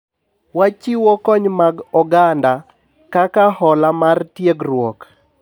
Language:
Luo (Kenya and Tanzania)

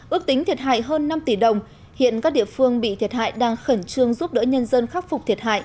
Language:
Vietnamese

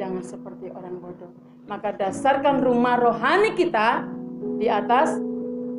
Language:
Indonesian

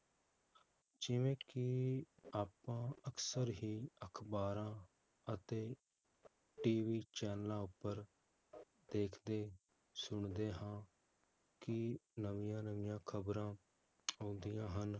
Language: Punjabi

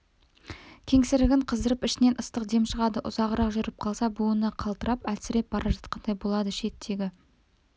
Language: Kazakh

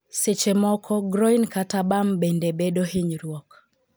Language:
Luo (Kenya and Tanzania)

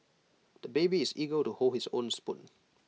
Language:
English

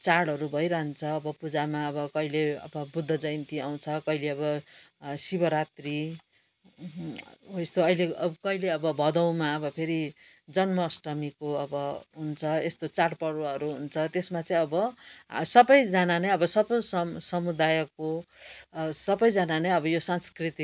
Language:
Nepali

